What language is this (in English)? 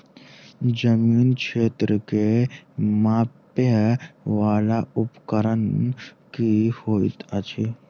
Maithili